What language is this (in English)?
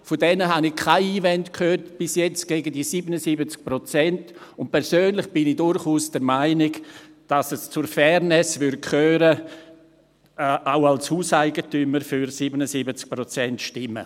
Swiss German